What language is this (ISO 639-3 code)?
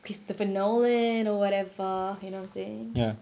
eng